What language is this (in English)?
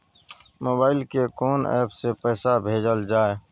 Maithili